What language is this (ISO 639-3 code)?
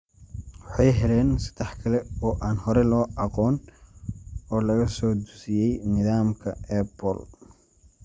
som